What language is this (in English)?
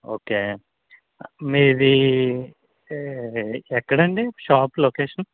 Telugu